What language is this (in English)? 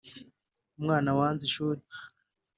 Kinyarwanda